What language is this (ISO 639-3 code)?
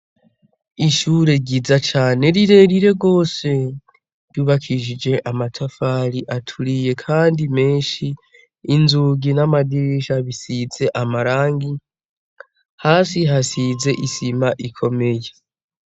run